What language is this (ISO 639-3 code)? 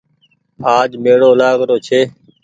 gig